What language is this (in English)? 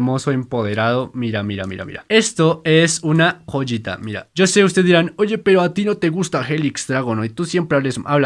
Spanish